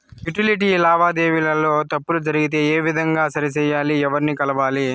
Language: Telugu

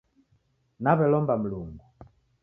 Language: Taita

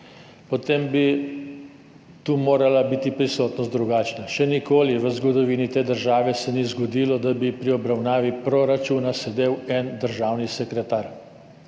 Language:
Slovenian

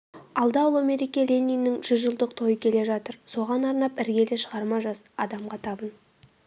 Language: Kazakh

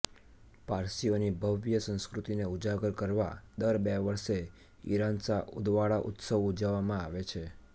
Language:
Gujarati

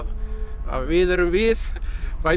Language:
Icelandic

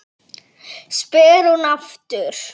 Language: Icelandic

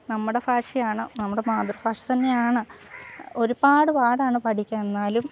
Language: Malayalam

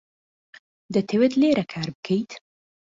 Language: Central Kurdish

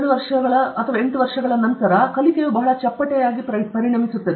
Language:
Kannada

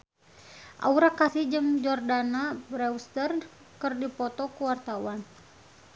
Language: Sundanese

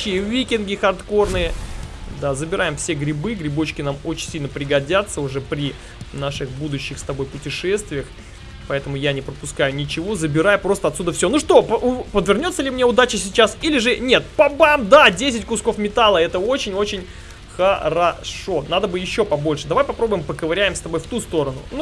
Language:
Russian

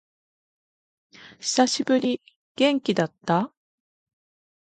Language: Japanese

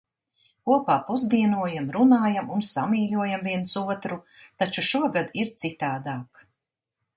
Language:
Latvian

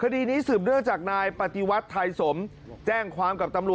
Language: Thai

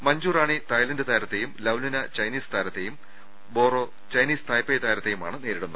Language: Malayalam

